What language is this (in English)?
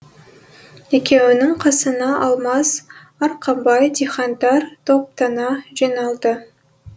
Kazakh